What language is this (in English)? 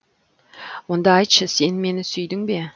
Kazakh